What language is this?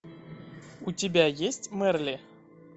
Russian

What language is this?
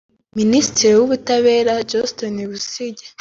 Kinyarwanda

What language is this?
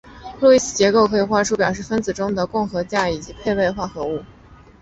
Chinese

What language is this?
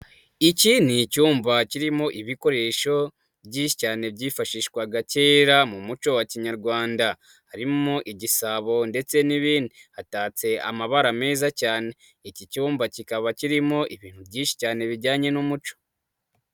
Kinyarwanda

